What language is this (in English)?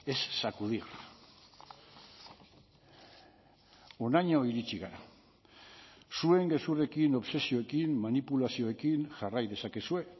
Basque